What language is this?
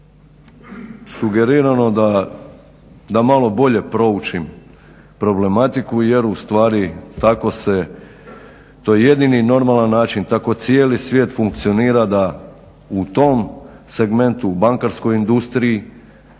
Croatian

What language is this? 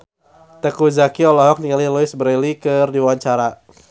Sundanese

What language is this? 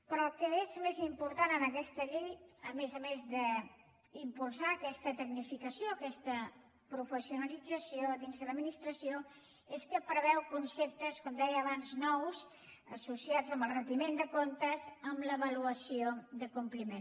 Catalan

